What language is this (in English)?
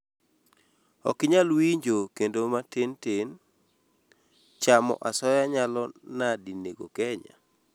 Luo (Kenya and Tanzania)